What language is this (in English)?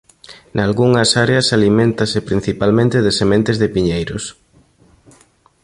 Galician